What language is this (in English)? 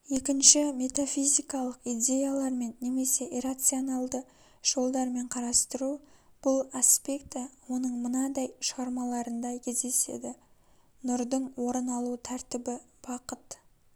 Kazakh